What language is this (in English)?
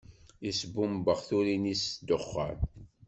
Kabyle